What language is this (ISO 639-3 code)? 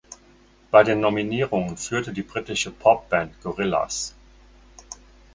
deu